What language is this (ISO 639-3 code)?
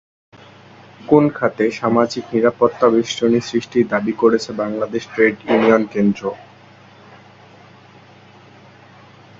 ben